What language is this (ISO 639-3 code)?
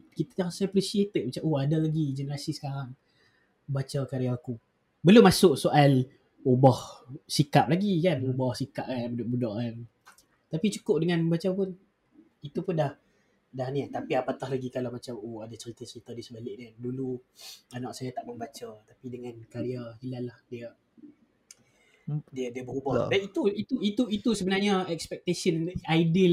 msa